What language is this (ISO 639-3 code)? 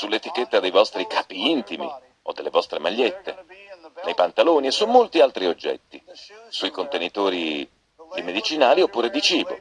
ita